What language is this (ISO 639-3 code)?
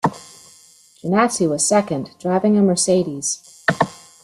eng